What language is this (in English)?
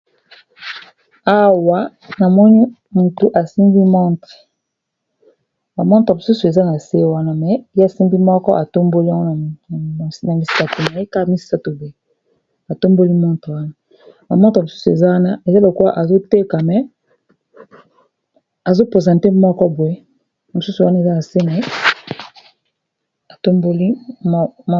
Lingala